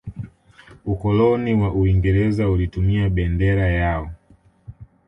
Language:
Swahili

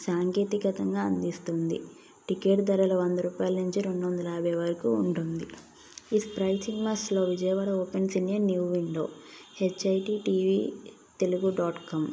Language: Telugu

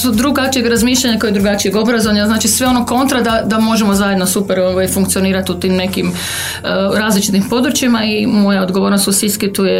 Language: Croatian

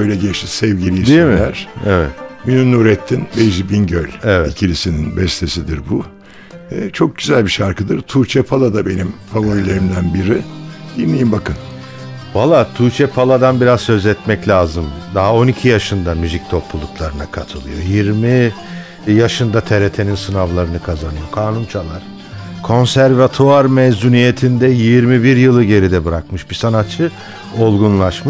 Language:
Turkish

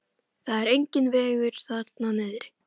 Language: Icelandic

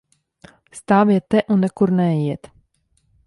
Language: Latvian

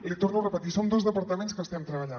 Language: Catalan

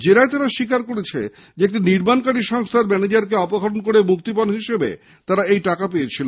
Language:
Bangla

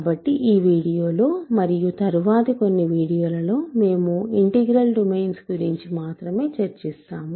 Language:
Telugu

